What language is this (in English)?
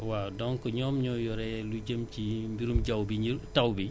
Wolof